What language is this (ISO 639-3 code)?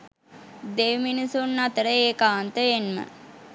sin